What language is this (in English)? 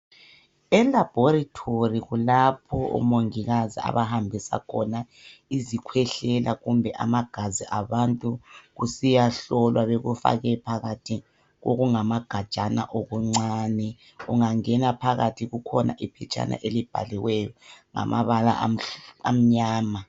North Ndebele